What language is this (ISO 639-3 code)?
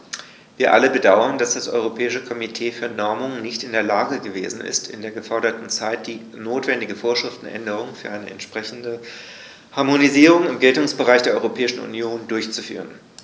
deu